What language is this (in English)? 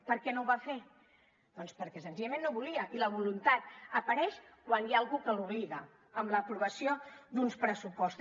Catalan